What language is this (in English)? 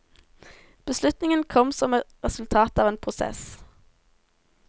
Norwegian